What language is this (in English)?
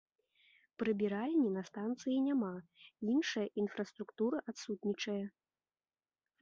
Belarusian